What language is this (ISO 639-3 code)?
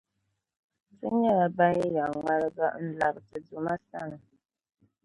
dag